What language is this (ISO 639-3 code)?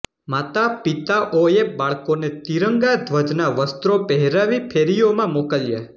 guj